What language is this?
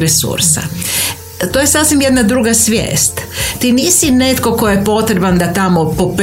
Croatian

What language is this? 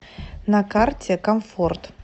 Russian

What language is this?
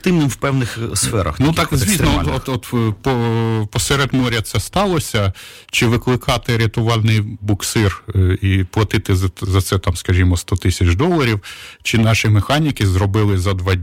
Ukrainian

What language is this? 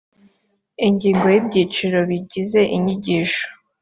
Kinyarwanda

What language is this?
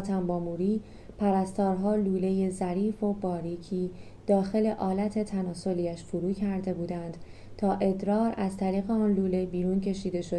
Persian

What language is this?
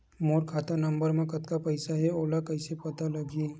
Chhattisgarhi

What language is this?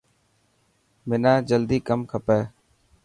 Dhatki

